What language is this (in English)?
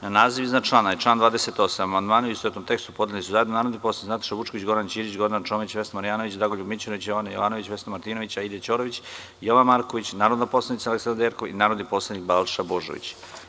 Serbian